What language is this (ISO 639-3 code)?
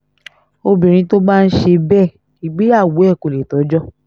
yor